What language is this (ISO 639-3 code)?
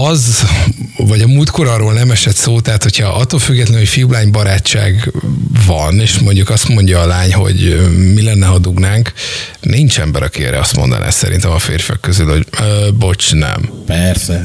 hun